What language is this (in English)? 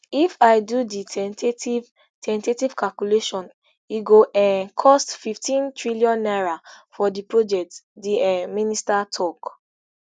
Nigerian Pidgin